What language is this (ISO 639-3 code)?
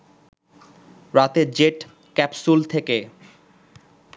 ben